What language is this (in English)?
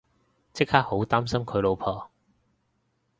Cantonese